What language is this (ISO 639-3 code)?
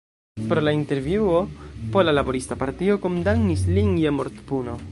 epo